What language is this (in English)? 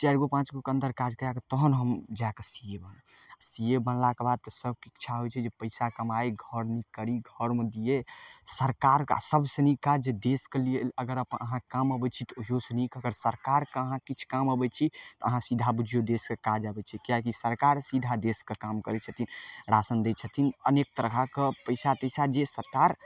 Maithili